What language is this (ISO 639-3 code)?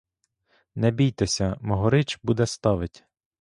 ukr